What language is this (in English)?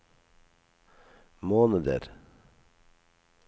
Norwegian